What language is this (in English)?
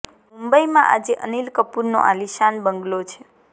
Gujarati